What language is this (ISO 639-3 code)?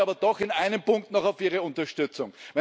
deu